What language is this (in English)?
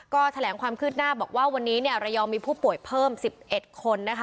Thai